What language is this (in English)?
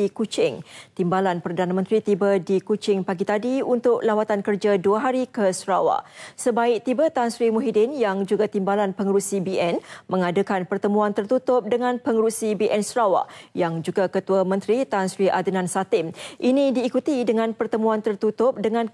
Malay